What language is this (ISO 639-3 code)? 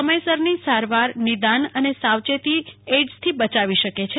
guj